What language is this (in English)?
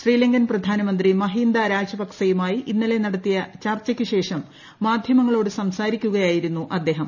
Malayalam